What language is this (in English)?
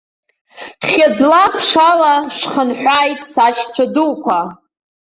Abkhazian